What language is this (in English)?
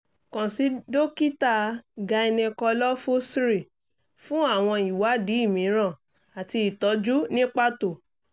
Yoruba